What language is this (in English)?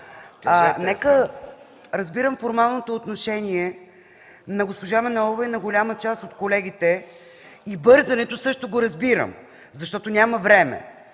Bulgarian